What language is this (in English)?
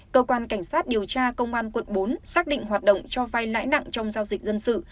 Vietnamese